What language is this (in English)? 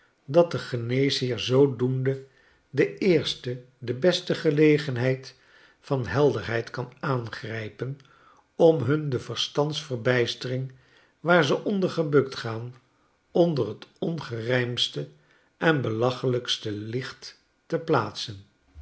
Dutch